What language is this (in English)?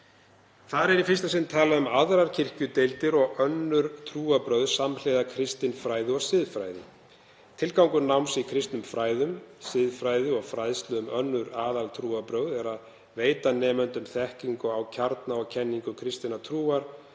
Icelandic